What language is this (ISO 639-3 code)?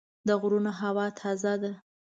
pus